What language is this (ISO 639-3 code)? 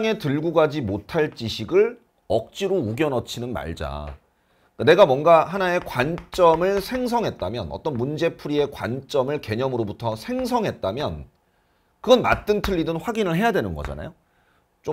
kor